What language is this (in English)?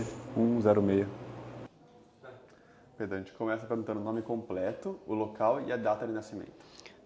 Portuguese